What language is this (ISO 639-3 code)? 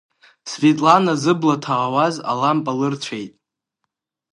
abk